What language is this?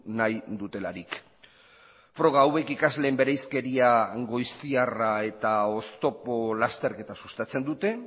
Basque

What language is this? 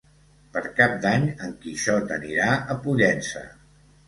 Catalan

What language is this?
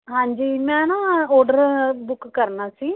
Punjabi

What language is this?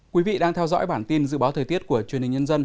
Vietnamese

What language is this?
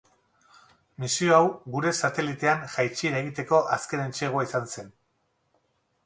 Basque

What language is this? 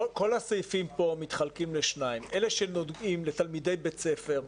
Hebrew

